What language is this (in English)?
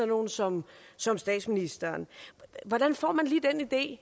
Danish